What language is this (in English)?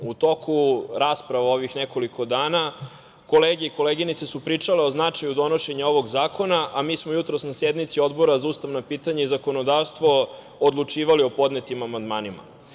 Serbian